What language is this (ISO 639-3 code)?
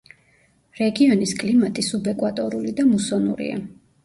kat